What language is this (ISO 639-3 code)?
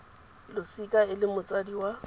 tsn